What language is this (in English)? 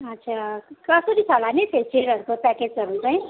Nepali